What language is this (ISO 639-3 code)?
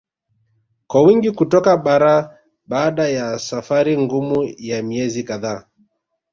swa